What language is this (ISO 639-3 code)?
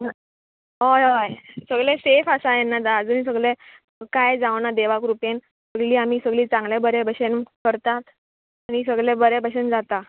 kok